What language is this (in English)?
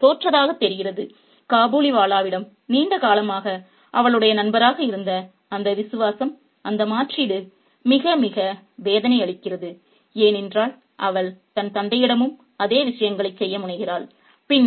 Tamil